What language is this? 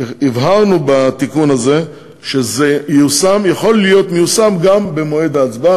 Hebrew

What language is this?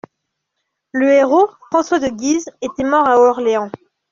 French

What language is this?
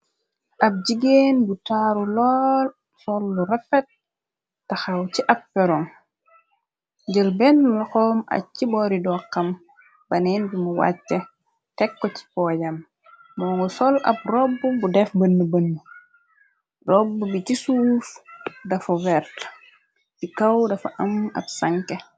Wolof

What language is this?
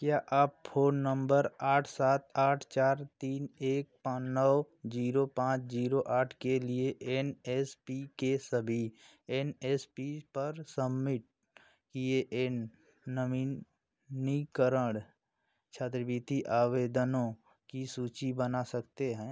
Hindi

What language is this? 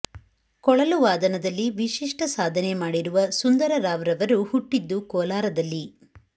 Kannada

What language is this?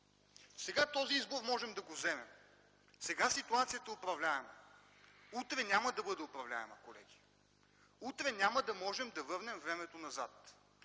Bulgarian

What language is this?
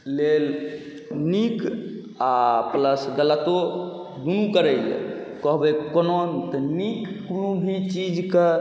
Maithili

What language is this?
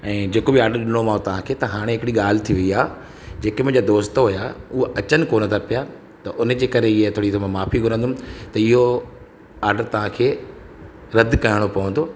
Sindhi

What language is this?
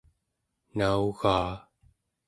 Central Yupik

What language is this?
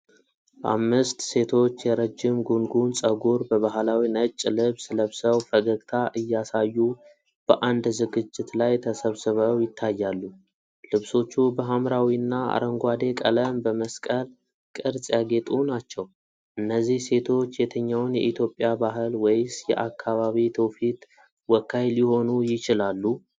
Amharic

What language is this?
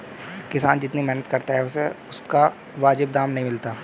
Hindi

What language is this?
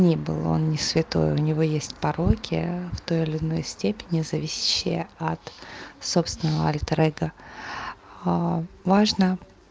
Russian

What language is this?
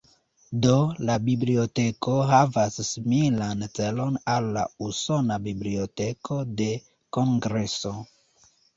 Esperanto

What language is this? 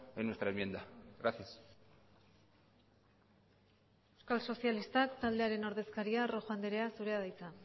Basque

